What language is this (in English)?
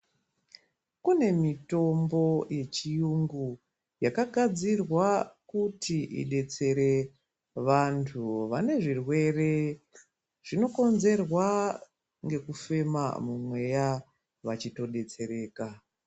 Ndau